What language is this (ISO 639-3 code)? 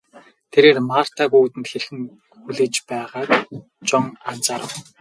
mon